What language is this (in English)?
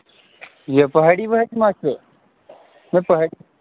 Kashmiri